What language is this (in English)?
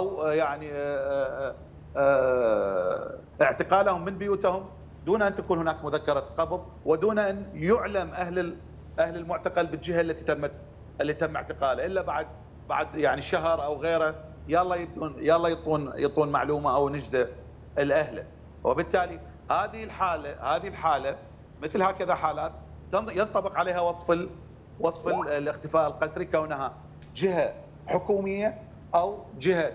Arabic